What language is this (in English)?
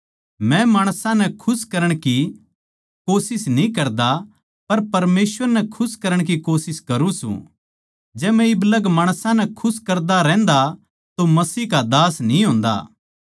Haryanvi